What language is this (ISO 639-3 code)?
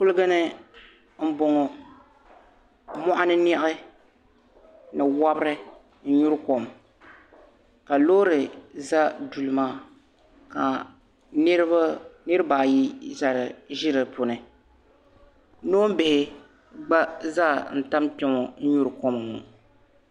dag